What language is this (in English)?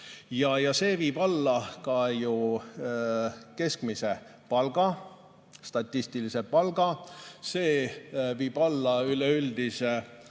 Estonian